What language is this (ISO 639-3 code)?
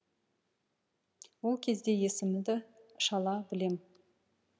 kaz